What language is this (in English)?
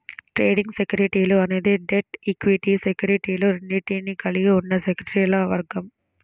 Telugu